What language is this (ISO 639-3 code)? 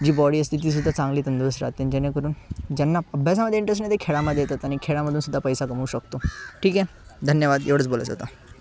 mar